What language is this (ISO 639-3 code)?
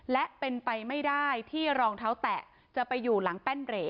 tha